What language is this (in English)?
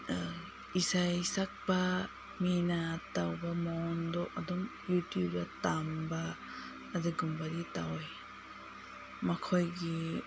Manipuri